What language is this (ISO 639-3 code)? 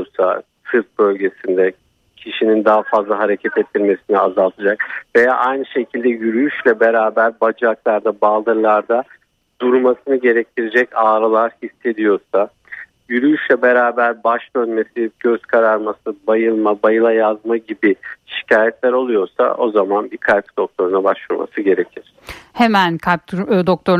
tur